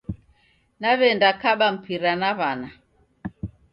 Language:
Taita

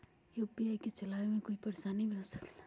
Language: Magahi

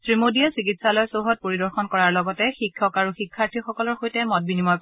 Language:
Assamese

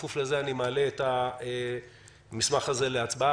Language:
Hebrew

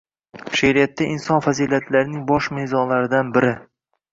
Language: Uzbek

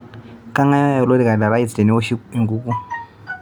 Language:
Masai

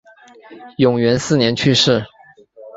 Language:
Chinese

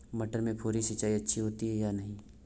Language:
Hindi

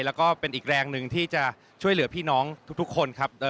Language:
Thai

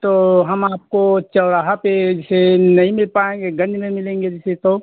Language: Hindi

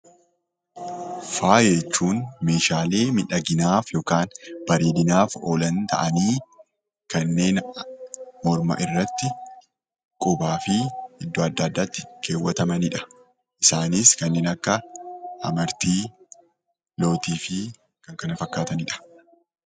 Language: Oromo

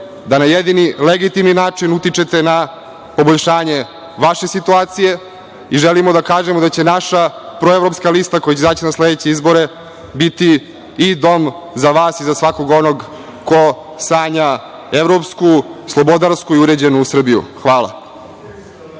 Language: Serbian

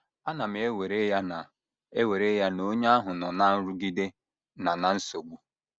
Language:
Igbo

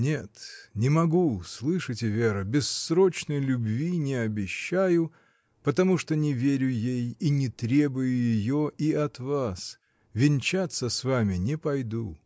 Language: Russian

